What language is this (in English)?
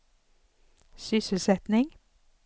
Swedish